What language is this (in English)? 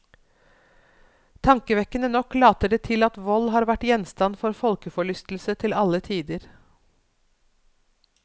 Norwegian